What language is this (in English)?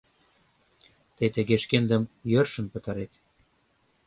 Mari